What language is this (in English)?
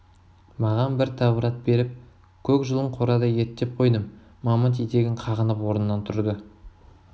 Kazakh